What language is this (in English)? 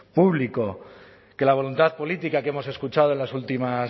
Spanish